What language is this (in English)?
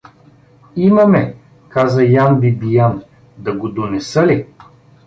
Bulgarian